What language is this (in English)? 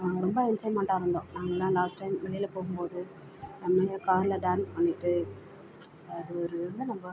Tamil